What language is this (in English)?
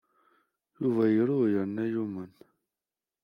Kabyle